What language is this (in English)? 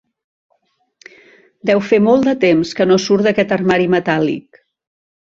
Catalan